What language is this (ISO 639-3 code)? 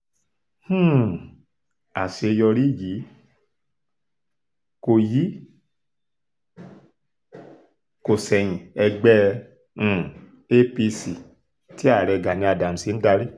yor